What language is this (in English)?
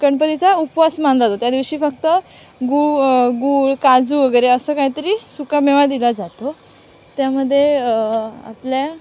Marathi